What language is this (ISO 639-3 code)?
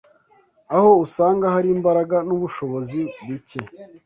kin